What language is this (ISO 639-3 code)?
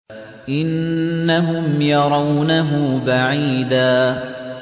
ara